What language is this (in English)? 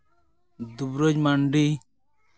Santali